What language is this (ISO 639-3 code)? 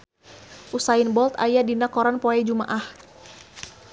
sun